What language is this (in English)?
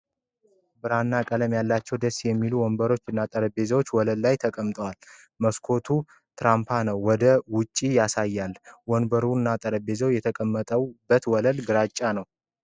Amharic